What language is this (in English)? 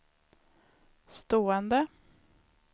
Swedish